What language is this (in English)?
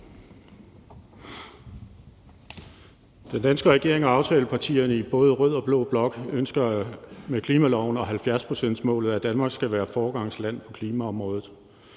Danish